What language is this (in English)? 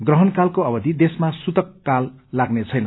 Nepali